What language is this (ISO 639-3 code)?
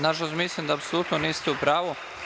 srp